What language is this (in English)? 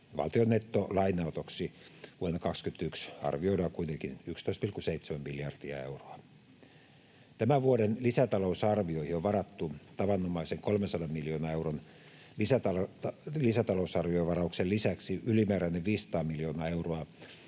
Finnish